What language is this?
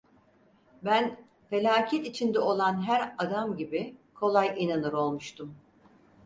Turkish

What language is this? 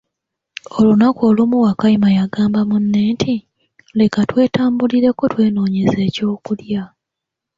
Ganda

